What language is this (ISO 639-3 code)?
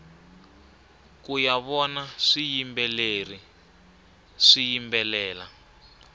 tso